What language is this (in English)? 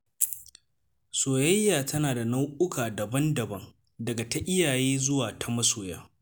Hausa